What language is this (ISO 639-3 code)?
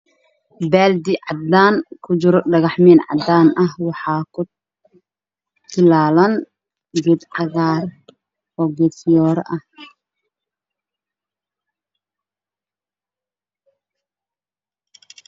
som